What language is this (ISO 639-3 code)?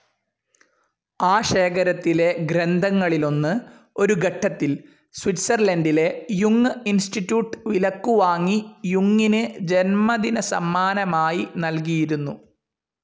mal